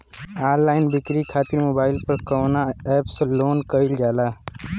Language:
Bhojpuri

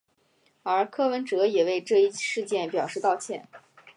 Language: Chinese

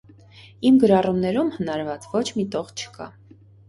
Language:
Armenian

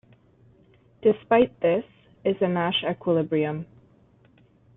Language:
English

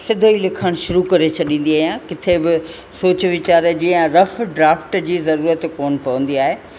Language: Sindhi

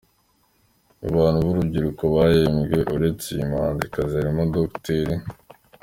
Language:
Kinyarwanda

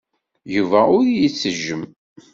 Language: Kabyle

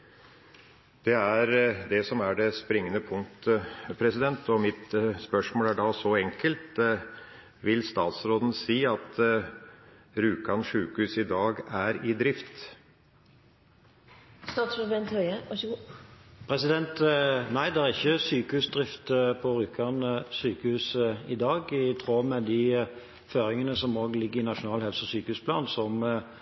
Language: Norwegian Bokmål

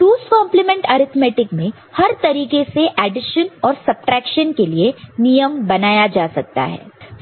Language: Hindi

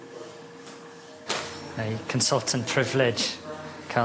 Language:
Welsh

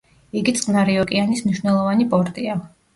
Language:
Georgian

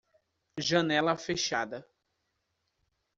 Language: Portuguese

